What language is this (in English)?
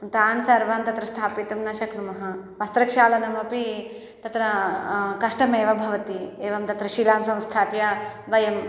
Sanskrit